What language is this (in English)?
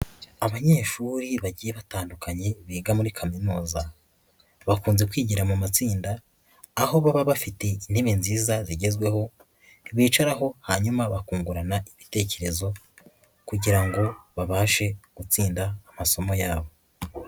Kinyarwanda